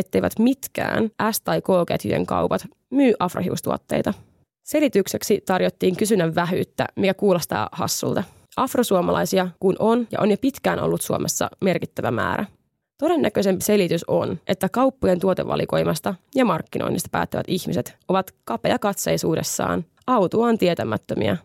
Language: Finnish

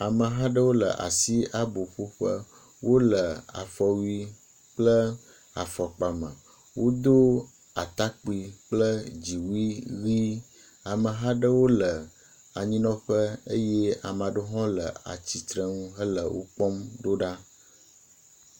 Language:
Ewe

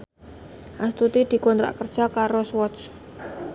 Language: Javanese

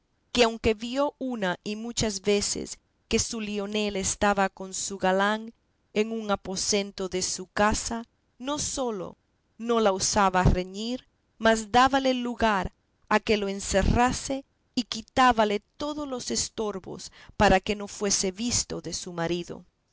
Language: Spanish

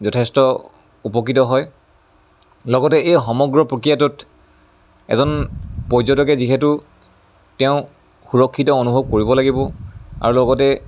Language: Assamese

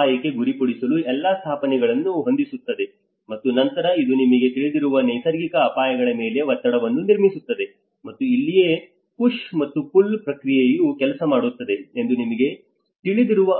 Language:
Kannada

